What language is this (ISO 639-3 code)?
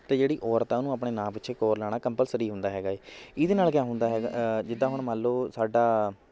pan